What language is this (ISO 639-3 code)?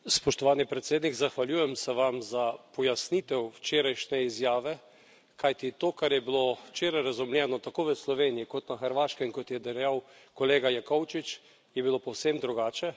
slv